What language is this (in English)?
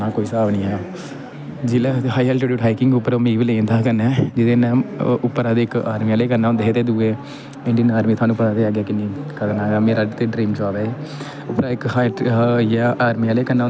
Dogri